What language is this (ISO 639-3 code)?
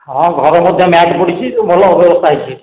ori